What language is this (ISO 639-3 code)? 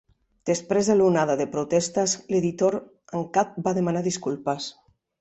cat